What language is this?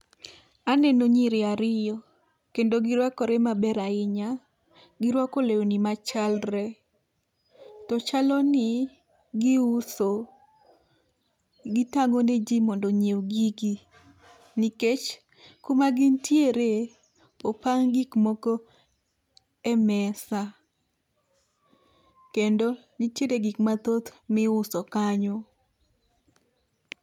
Luo (Kenya and Tanzania)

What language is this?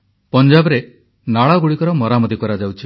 Odia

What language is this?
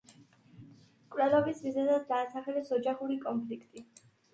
Georgian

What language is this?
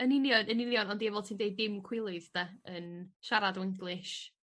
Welsh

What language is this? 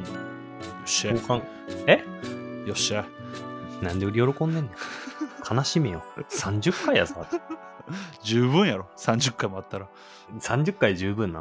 Japanese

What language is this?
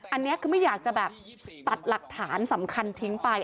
Thai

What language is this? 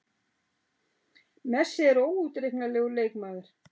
Icelandic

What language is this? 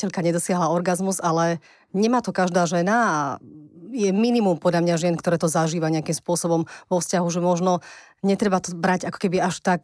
Slovak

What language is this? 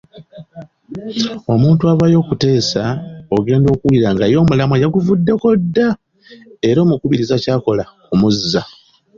Ganda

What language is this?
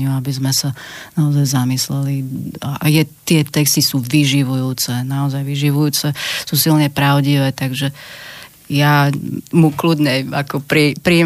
Slovak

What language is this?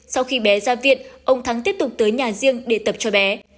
Vietnamese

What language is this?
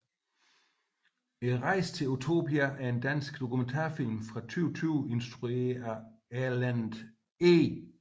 Danish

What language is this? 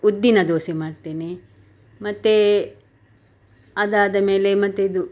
Kannada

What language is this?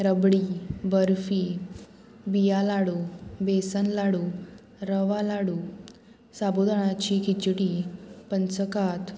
Konkani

